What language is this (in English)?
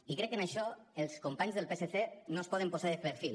Catalan